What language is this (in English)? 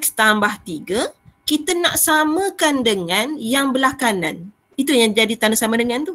Malay